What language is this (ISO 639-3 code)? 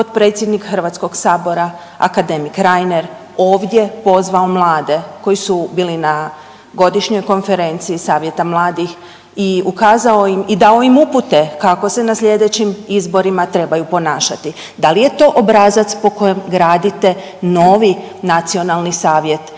hrv